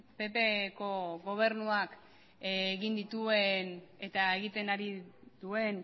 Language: Basque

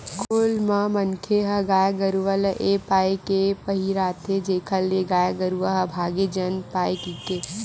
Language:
Chhattisgarhi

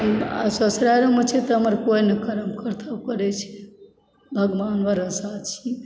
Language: Maithili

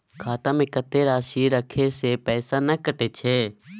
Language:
Maithili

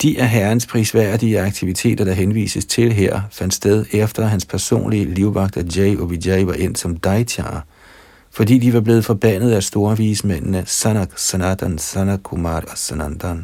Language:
Danish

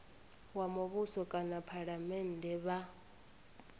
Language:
Venda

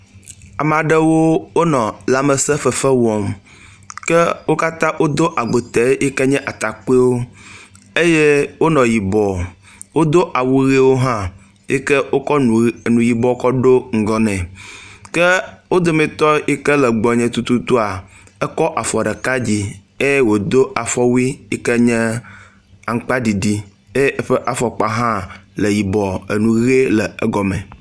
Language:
Ewe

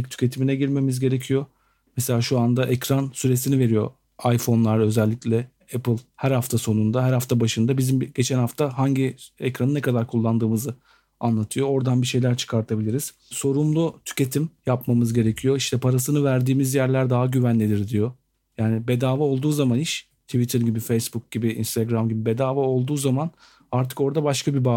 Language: Turkish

